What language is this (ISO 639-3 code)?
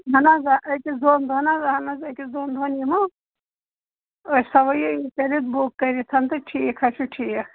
kas